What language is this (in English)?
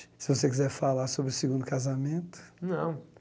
Portuguese